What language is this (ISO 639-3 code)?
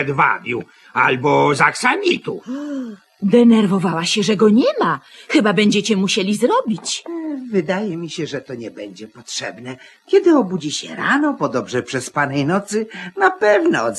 pol